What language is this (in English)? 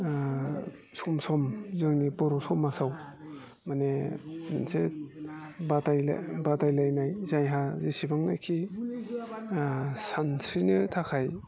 Bodo